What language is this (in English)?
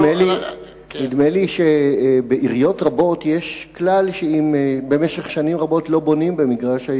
Hebrew